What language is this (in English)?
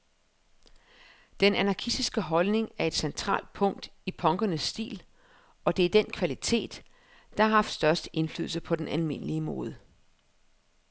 Danish